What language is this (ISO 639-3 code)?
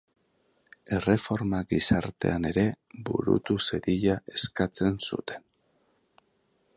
eus